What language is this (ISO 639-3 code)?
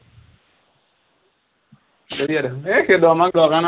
asm